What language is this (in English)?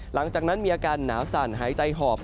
Thai